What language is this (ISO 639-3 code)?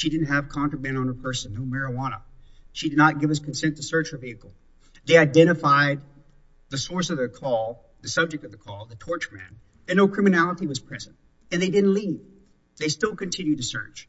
eng